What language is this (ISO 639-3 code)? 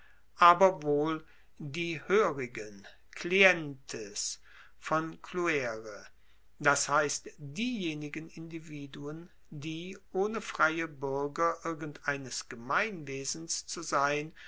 deu